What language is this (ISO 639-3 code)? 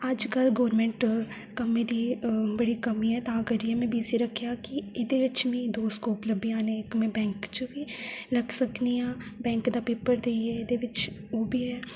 doi